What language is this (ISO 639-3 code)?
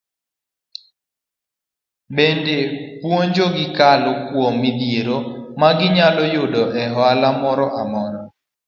luo